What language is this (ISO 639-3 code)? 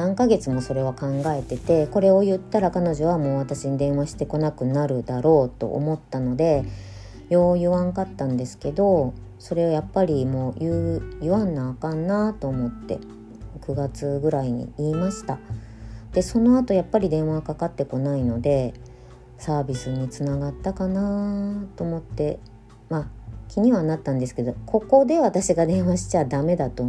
jpn